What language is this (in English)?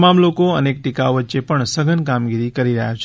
Gujarati